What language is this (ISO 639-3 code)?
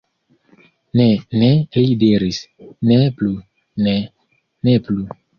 epo